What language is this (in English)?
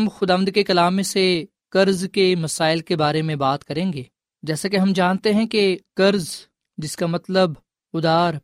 Urdu